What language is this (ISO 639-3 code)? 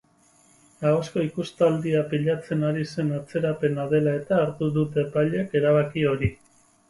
eus